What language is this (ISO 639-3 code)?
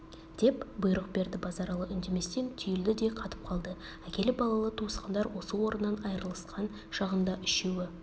kaz